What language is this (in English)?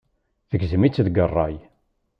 Kabyle